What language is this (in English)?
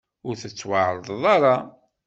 Kabyle